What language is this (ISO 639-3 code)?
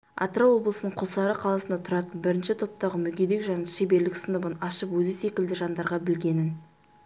kaz